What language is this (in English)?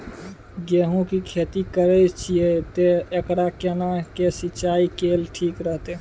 Maithili